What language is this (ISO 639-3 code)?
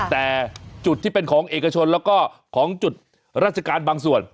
tha